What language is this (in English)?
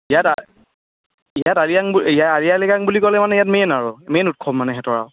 Assamese